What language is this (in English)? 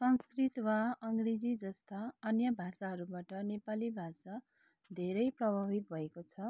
Nepali